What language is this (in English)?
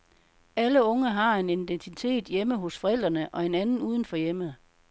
Danish